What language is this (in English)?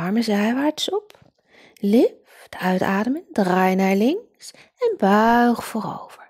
Dutch